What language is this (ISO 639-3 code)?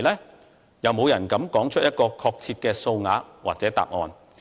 yue